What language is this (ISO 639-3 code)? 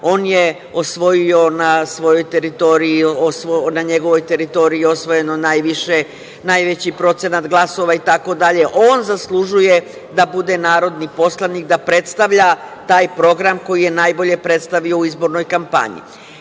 srp